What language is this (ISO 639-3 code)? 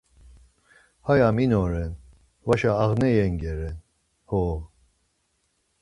lzz